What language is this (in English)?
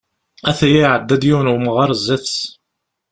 Kabyle